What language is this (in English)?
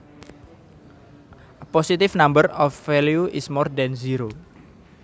Javanese